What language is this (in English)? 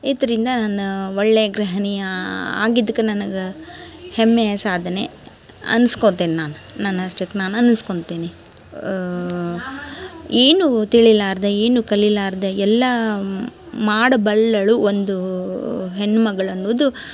Kannada